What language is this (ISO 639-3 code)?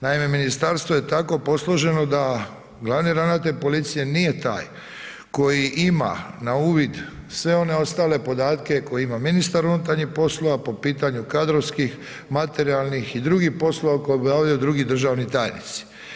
hrv